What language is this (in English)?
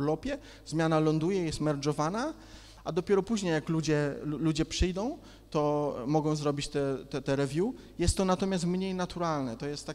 Polish